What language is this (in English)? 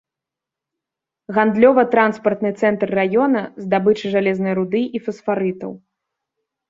Belarusian